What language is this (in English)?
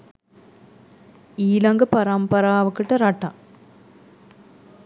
Sinhala